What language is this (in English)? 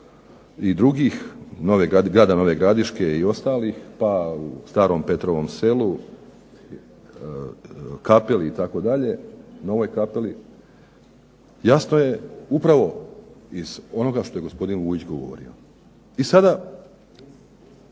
Croatian